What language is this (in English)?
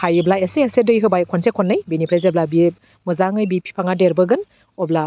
Bodo